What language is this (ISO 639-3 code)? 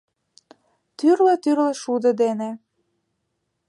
chm